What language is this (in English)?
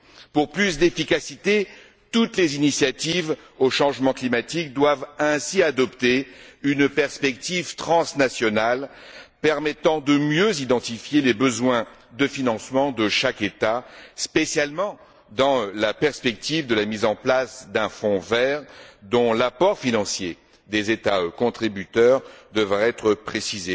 French